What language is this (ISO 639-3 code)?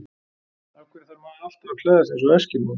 isl